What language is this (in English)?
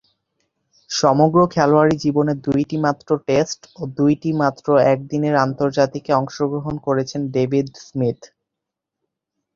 Bangla